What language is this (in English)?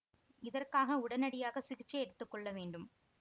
Tamil